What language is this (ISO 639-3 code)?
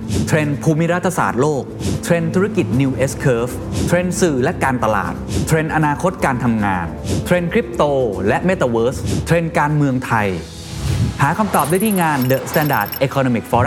tha